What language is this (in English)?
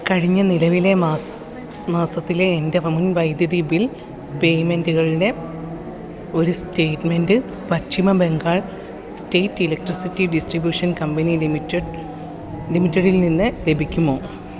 Malayalam